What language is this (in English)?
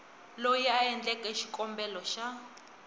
Tsonga